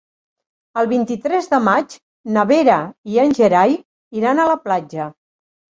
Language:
Catalan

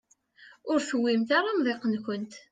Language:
Kabyle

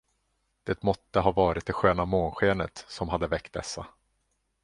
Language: Swedish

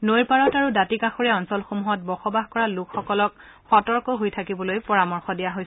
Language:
Assamese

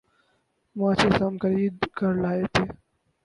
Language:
Urdu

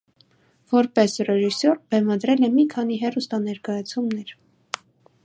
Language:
Armenian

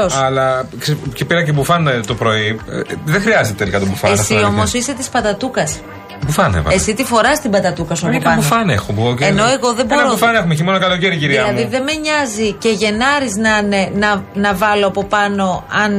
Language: Greek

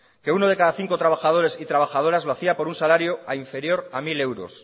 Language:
Spanish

